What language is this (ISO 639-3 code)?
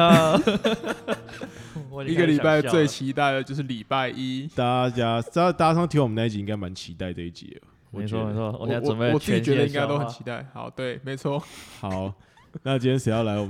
zho